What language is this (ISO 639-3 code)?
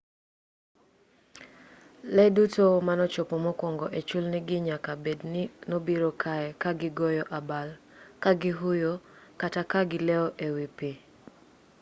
luo